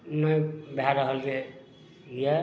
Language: Maithili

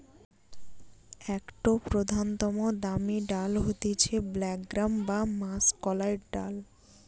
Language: Bangla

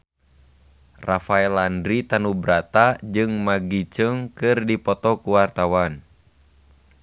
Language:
Sundanese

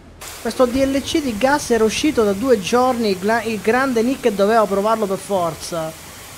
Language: Italian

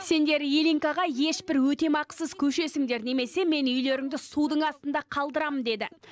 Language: Kazakh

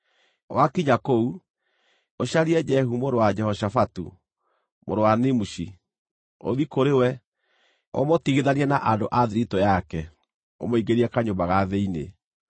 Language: Kikuyu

